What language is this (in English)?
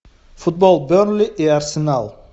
Russian